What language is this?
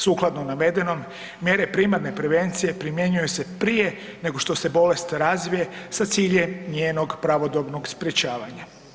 Croatian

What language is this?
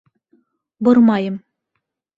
Bashkir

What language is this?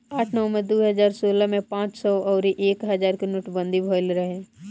Bhojpuri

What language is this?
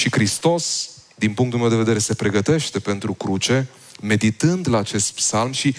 Romanian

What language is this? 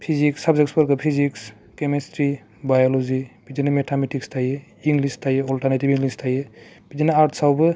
Bodo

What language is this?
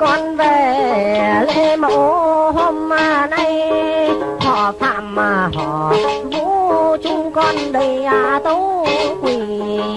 Vietnamese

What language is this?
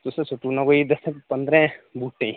Dogri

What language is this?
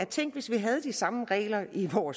Danish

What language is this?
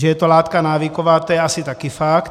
Czech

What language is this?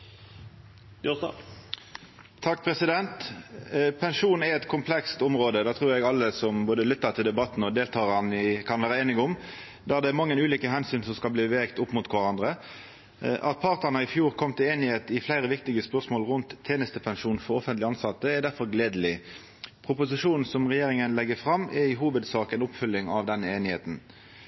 Norwegian Nynorsk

